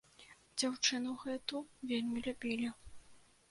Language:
Belarusian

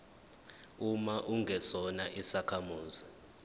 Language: Zulu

